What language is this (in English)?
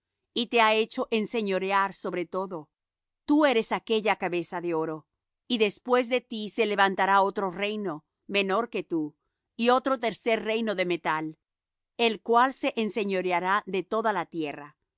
Spanish